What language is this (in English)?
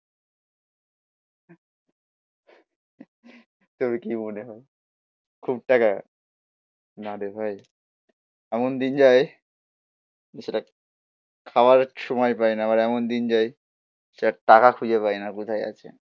Bangla